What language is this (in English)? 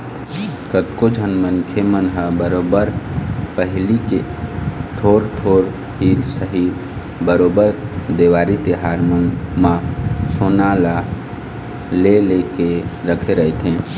Chhattisgarhi